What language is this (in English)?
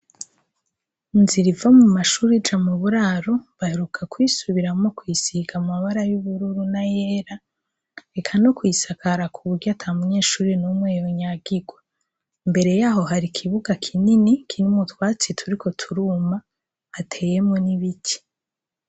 Rundi